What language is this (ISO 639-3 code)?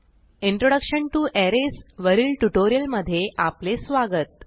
mar